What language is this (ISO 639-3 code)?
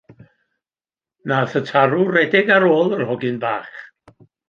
cym